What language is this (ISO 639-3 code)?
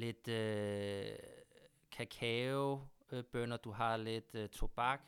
dan